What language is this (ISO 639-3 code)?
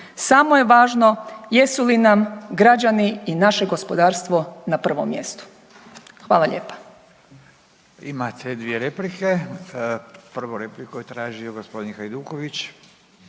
hrv